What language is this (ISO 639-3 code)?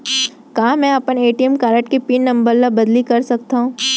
hne